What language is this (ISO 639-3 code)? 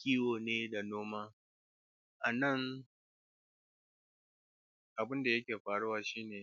hau